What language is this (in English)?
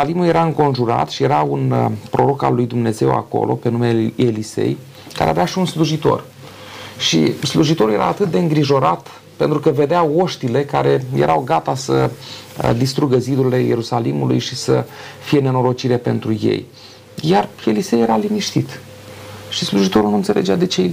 Romanian